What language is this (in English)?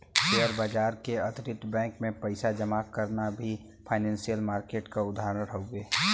Bhojpuri